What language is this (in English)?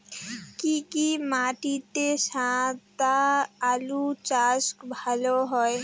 Bangla